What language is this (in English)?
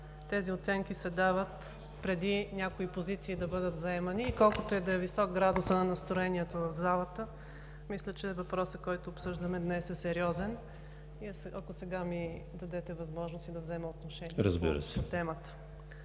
Bulgarian